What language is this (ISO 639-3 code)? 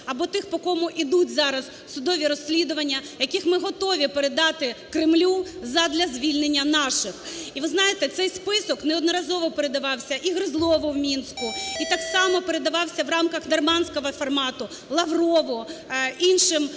ukr